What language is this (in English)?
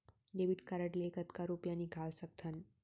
Chhattisgarhi